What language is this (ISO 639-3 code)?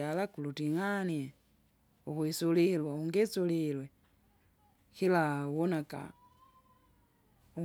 zga